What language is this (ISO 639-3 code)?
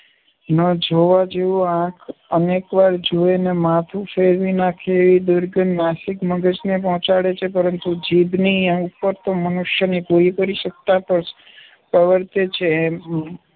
guj